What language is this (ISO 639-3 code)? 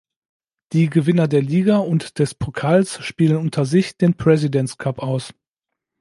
deu